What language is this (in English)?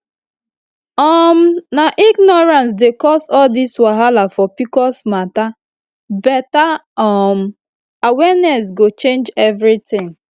Nigerian Pidgin